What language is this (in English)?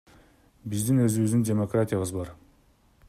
Kyrgyz